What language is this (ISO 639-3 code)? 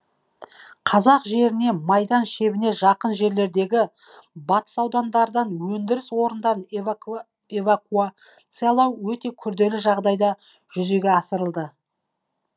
kaz